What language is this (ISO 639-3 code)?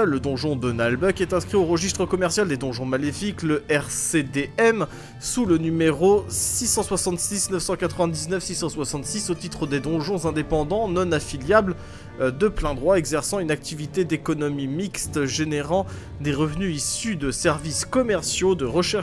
fra